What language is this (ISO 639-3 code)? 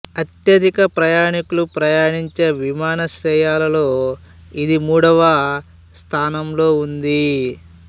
tel